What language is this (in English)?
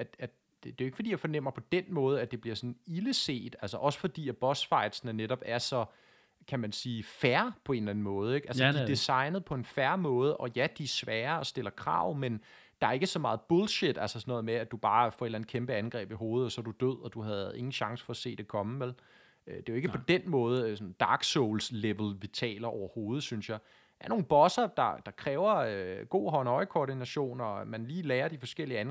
Danish